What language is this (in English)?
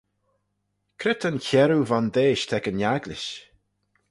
Manx